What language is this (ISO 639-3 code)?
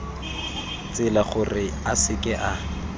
tsn